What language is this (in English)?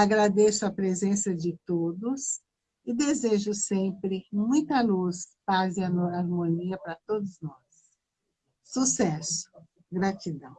Portuguese